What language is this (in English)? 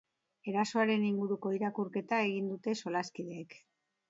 Basque